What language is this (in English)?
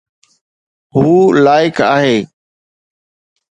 Sindhi